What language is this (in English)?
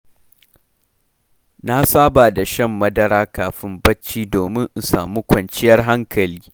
Hausa